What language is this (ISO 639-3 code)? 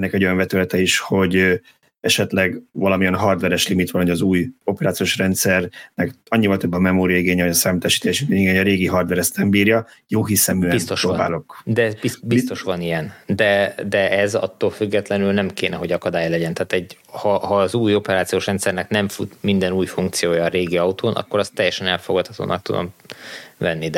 hun